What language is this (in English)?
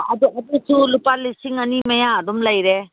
Manipuri